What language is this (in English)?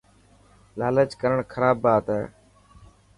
Dhatki